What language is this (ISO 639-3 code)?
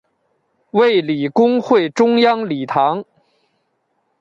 zho